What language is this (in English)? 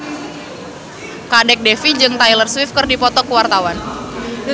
Sundanese